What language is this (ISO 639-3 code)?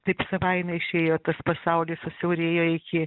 lit